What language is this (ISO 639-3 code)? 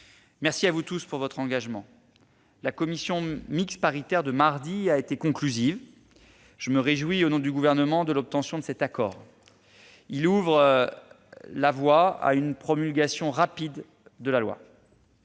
fra